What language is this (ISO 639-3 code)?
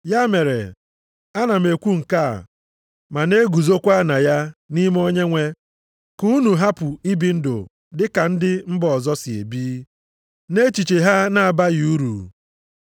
ibo